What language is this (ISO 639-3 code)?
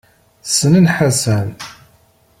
kab